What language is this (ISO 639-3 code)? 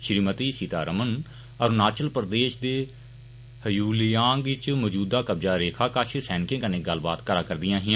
doi